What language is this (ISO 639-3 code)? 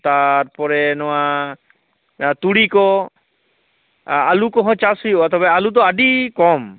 sat